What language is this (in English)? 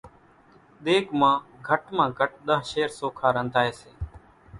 Kachi Koli